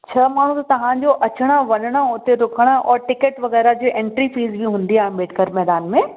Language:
Sindhi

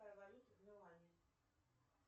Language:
Russian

